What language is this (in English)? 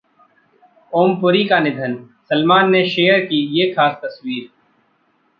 Hindi